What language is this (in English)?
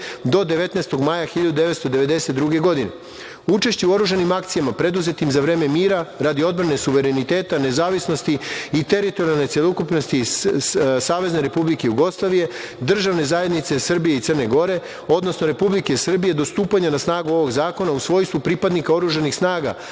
Serbian